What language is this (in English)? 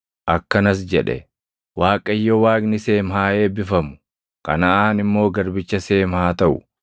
Oromo